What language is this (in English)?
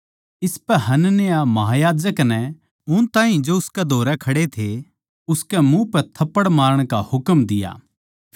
Haryanvi